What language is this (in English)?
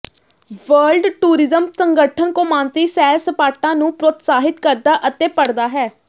Punjabi